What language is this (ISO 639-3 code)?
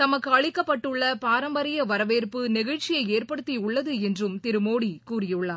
tam